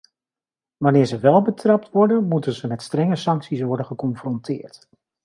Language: Dutch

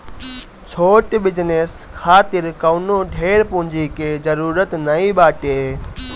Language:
Bhojpuri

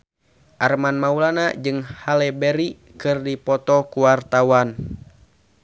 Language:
Sundanese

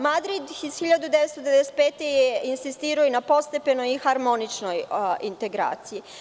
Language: Serbian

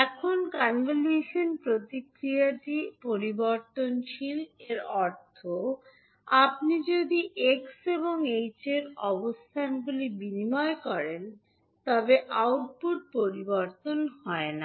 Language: Bangla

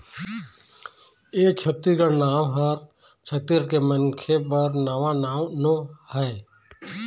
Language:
Chhattisgarhi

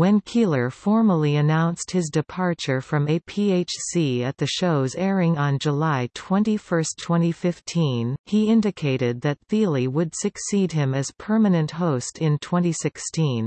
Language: English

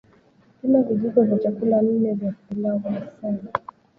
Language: Swahili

